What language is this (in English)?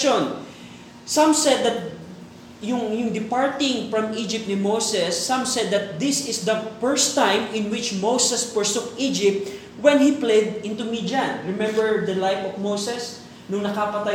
Filipino